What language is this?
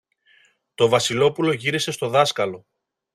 Greek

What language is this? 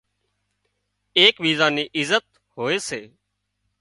Wadiyara Koli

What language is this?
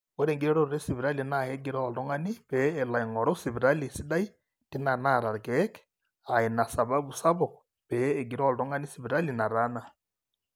Masai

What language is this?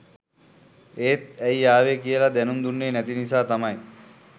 Sinhala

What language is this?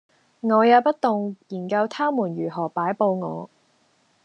Cantonese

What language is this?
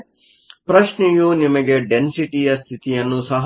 Kannada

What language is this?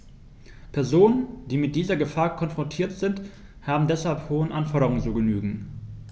German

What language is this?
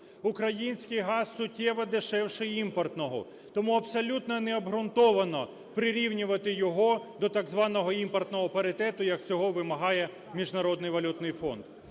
Ukrainian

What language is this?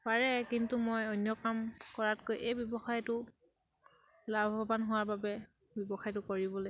Assamese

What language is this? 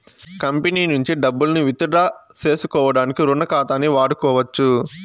Telugu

